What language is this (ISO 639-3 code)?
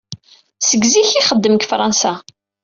kab